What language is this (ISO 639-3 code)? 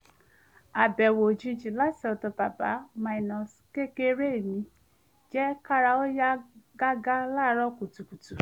yor